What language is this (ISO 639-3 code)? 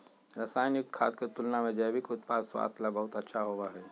mag